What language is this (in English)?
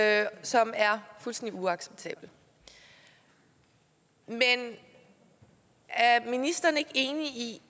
Danish